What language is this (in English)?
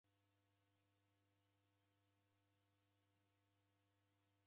Taita